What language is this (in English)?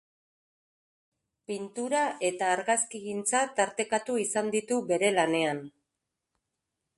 Basque